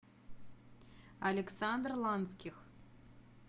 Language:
Russian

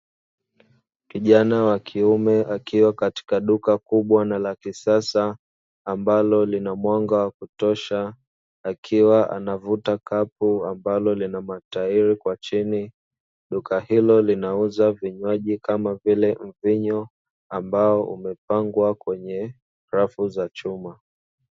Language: Swahili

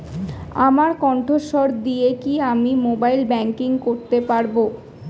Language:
Bangla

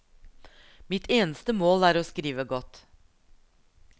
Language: Norwegian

